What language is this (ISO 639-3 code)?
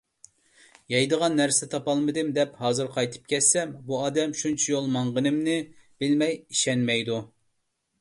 uig